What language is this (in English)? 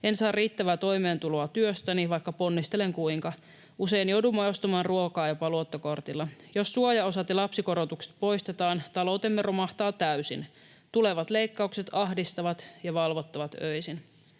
Finnish